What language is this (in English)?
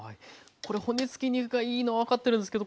Japanese